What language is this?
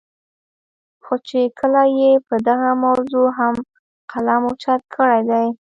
Pashto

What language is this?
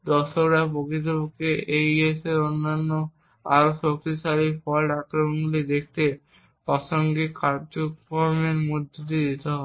Bangla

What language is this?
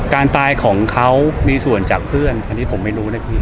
Thai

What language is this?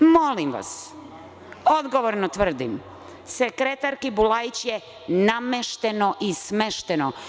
Serbian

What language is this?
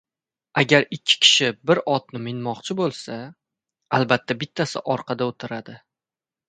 Uzbek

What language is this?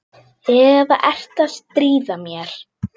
Icelandic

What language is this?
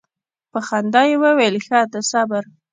Pashto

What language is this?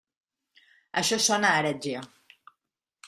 Catalan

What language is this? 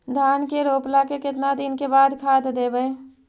Magahi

